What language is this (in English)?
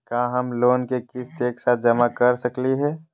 Magahi